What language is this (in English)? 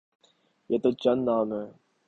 Urdu